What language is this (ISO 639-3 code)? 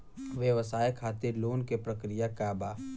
bho